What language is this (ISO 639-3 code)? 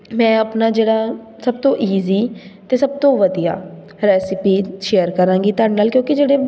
pan